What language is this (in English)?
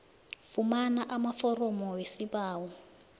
South Ndebele